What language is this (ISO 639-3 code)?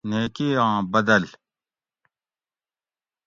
gwc